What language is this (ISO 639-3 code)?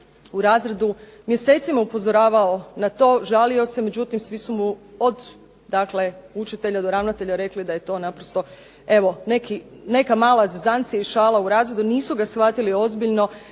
hrv